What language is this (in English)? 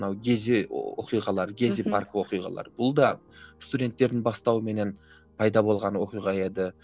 Kazakh